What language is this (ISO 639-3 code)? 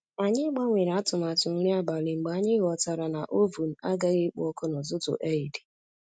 ibo